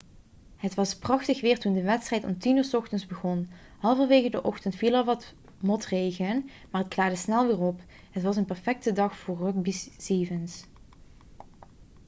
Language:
Dutch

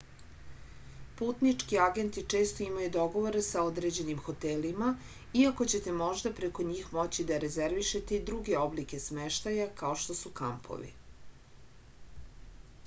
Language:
Serbian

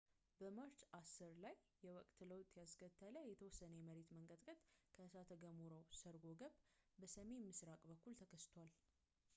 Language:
Amharic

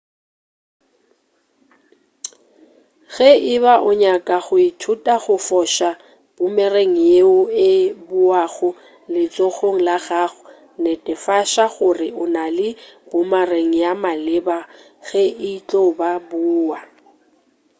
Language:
Northern Sotho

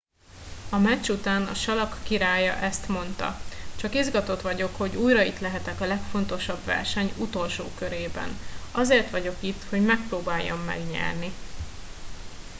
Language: Hungarian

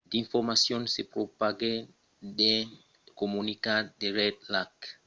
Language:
Occitan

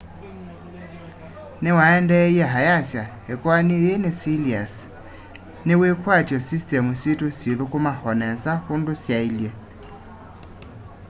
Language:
Kamba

